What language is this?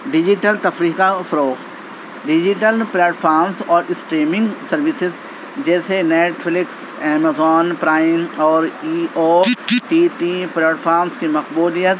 Urdu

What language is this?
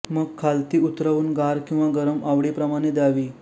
Marathi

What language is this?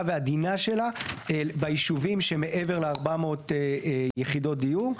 Hebrew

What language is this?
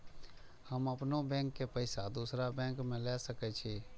Maithili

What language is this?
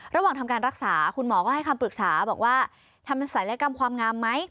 Thai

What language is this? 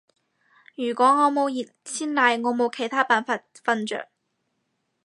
Cantonese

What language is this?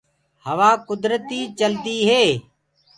Gurgula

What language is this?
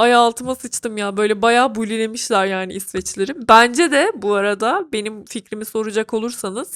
Turkish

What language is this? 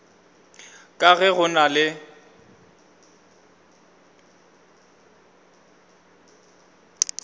Northern Sotho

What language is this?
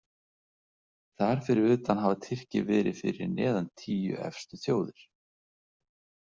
Icelandic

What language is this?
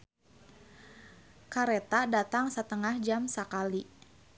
Sundanese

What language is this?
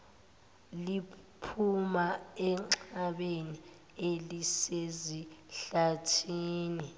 Zulu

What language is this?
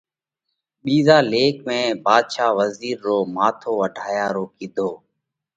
Parkari Koli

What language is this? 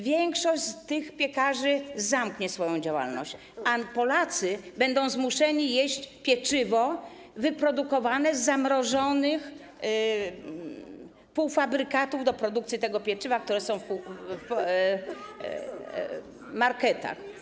Polish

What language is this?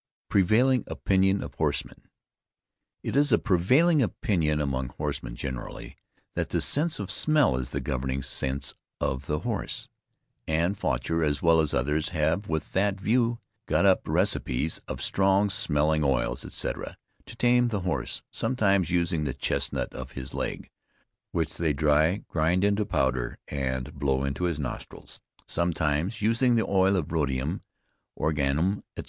English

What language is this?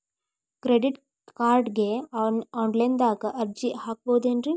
Kannada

